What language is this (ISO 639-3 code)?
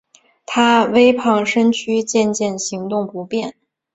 zho